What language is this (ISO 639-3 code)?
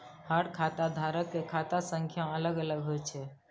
mai